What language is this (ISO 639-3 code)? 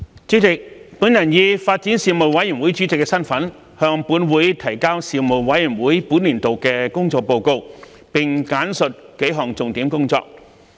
yue